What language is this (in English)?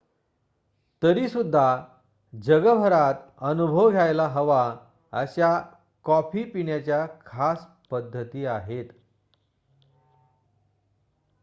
Marathi